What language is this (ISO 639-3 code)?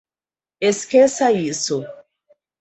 por